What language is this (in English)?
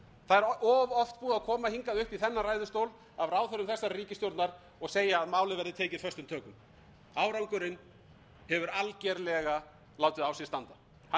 Icelandic